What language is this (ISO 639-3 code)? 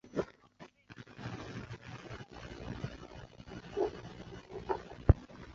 zho